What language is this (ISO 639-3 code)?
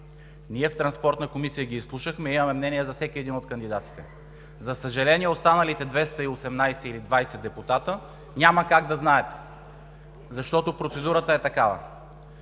bul